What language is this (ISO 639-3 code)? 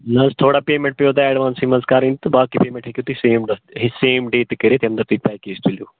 kas